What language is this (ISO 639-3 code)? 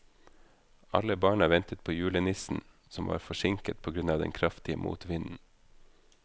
nor